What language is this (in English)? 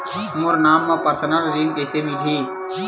Chhattisgarhi